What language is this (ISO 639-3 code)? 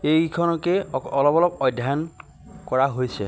asm